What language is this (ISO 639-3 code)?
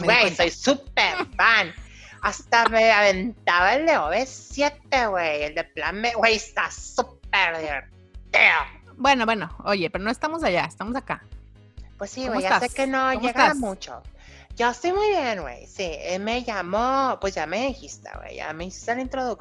spa